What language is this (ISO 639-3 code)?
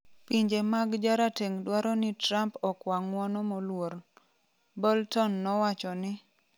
luo